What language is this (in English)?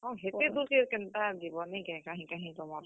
Odia